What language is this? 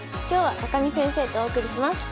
Japanese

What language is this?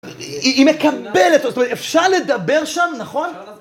Hebrew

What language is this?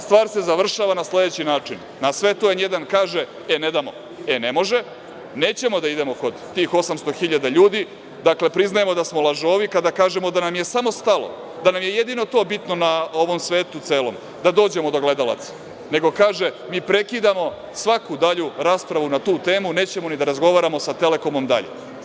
Serbian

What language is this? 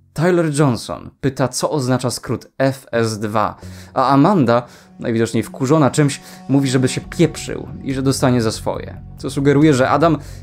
Polish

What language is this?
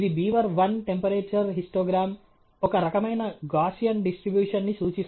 Telugu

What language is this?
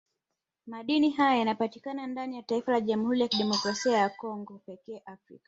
Swahili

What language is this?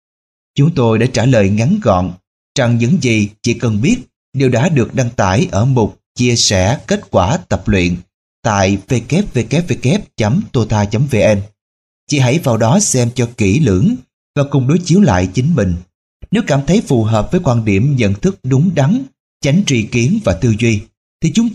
Vietnamese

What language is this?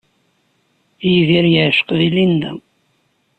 Kabyle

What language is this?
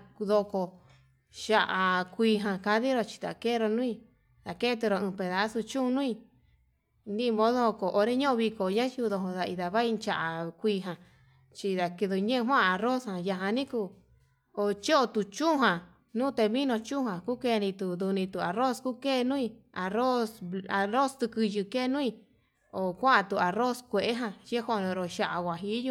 Yutanduchi Mixtec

